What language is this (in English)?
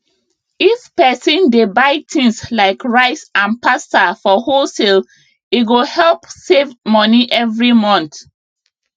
Nigerian Pidgin